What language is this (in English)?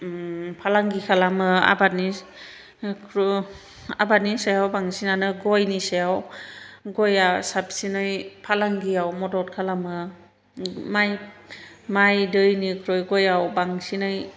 Bodo